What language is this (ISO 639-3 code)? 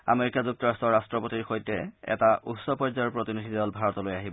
asm